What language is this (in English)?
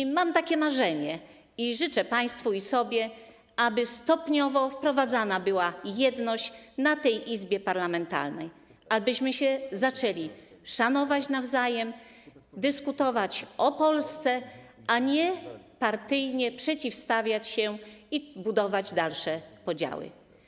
Polish